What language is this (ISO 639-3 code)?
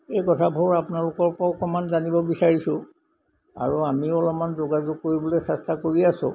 asm